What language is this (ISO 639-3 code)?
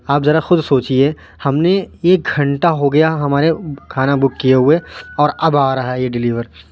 urd